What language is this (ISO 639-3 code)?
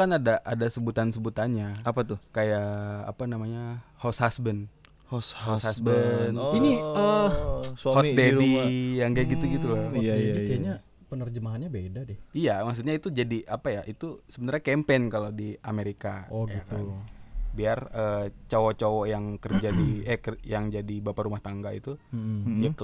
ind